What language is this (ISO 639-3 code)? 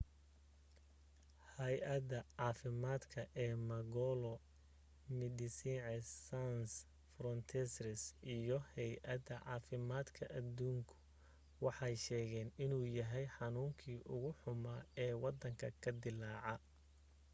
som